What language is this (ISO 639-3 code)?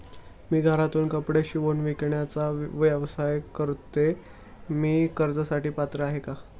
mar